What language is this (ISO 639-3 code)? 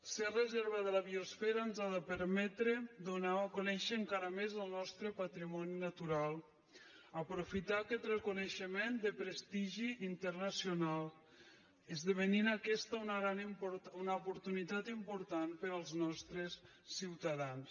cat